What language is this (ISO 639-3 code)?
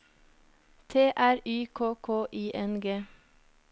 nor